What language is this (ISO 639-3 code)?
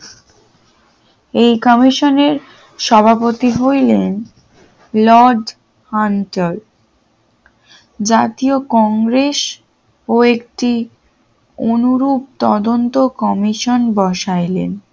ben